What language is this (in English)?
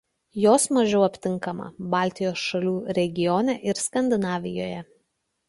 Lithuanian